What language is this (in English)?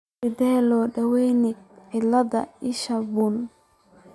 Somali